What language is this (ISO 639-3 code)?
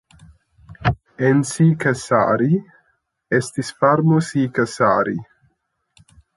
epo